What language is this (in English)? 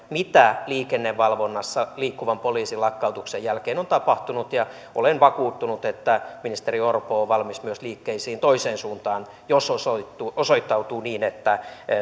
Finnish